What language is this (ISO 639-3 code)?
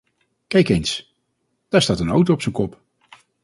nld